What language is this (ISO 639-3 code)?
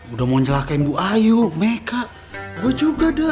ind